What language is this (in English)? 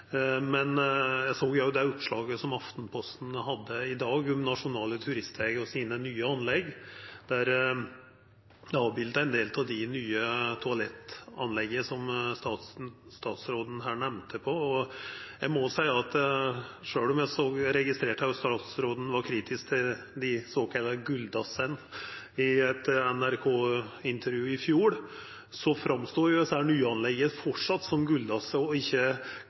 Norwegian Nynorsk